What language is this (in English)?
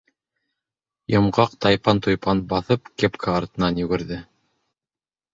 Bashkir